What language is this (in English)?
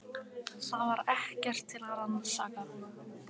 Icelandic